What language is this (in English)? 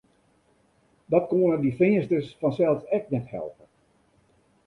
Western Frisian